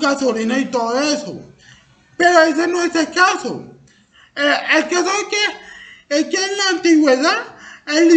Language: Spanish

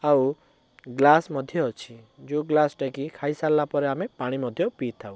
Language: Odia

